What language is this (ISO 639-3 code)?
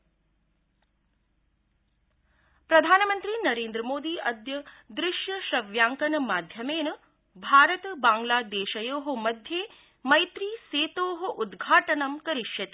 san